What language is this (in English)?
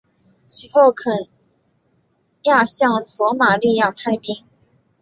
Chinese